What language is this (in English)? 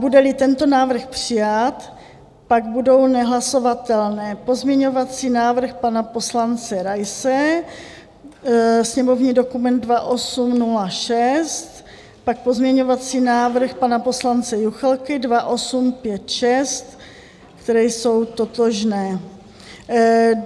Czech